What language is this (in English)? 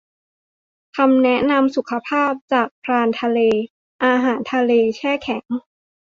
Thai